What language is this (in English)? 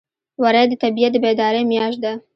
Pashto